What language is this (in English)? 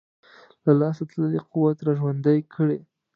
Pashto